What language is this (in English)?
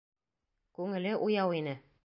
Bashkir